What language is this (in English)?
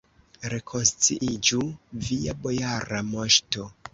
Esperanto